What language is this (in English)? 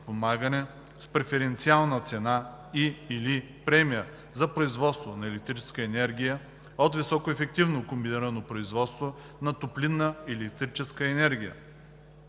Bulgarian